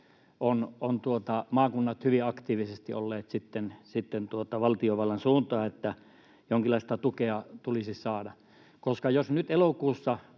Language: Finnish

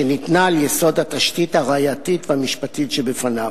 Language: Hebrew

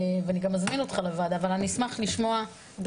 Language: Hebrew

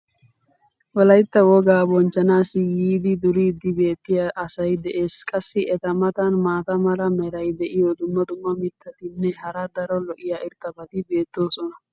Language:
Wolaytta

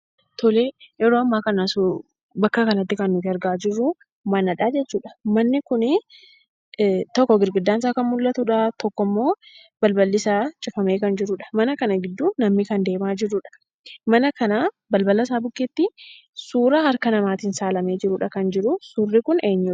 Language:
Oromo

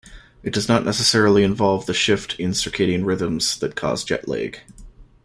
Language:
English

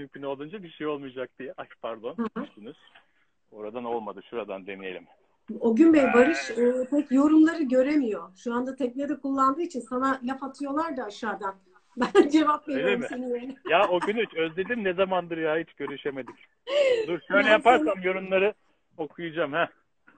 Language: Turkish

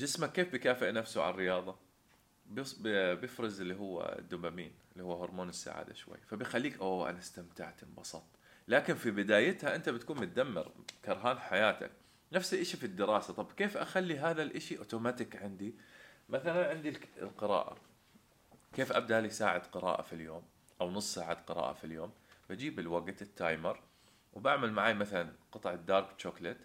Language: Arabic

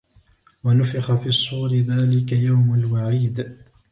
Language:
Arabic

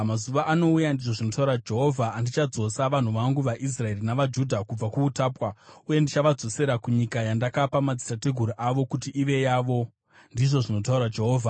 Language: Shona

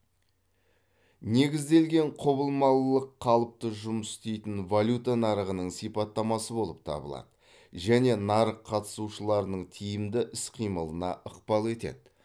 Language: Kazakh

